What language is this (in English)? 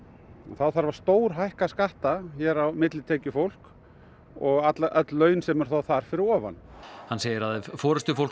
Icelandic